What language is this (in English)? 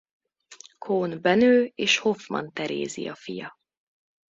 Hungarian